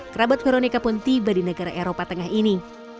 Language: Indonesian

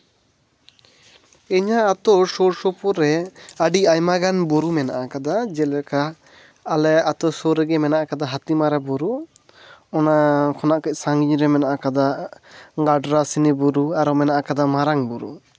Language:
Santali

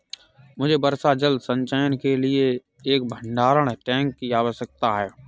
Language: Hindi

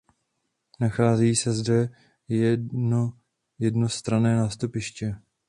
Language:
Czech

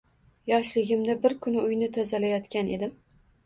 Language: Uzbek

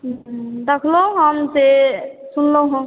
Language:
Maithili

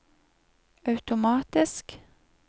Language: Norwegian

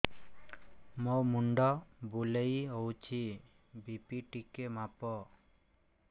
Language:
Odia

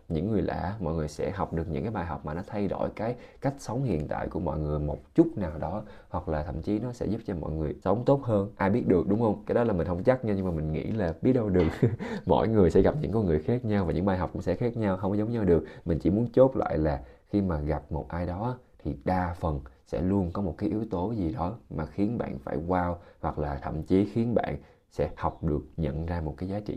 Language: Vietnamese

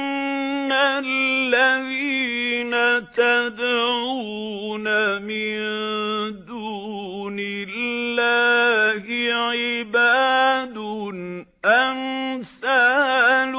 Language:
Arabic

